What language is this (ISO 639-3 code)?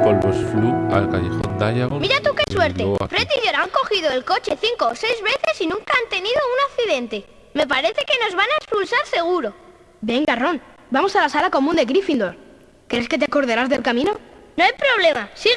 spa